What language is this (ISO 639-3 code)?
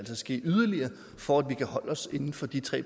dan